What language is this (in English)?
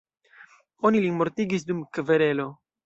Esperanto